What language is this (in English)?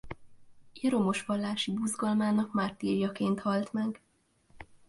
Hungarian